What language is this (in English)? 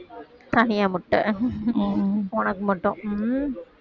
Tamil